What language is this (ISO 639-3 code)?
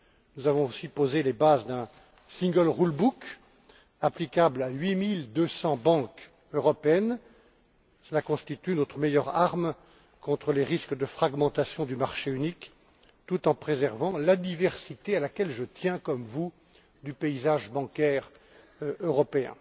fra